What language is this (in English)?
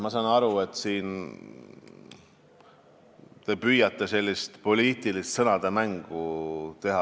Estonian